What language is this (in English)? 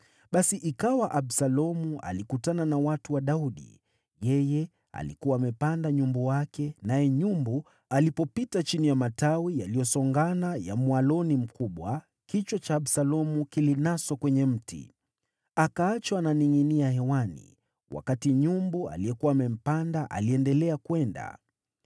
Swahili